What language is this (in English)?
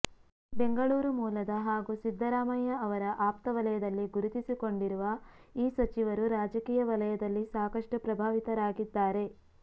Kannada